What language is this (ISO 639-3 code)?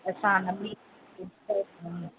snd